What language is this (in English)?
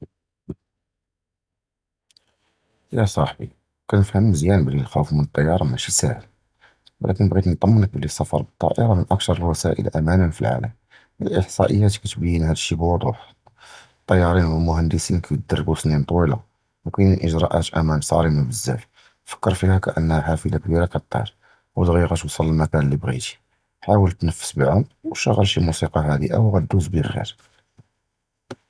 Judeo-Arabic